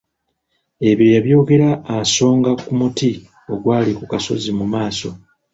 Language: Ganda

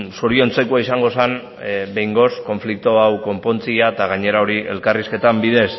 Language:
Basque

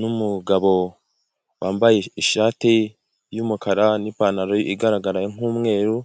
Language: Kinyarwanda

